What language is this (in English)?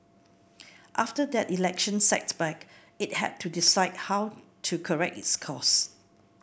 English